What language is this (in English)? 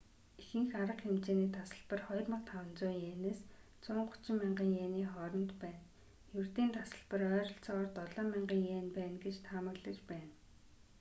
Mongolian